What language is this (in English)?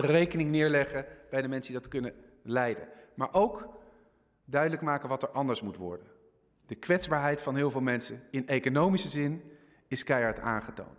Dutch